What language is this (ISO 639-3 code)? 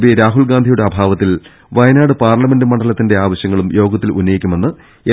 mal